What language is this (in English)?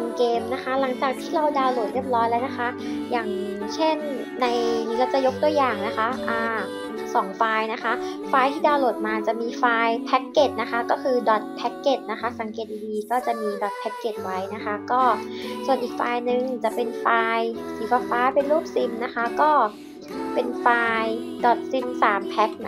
Thai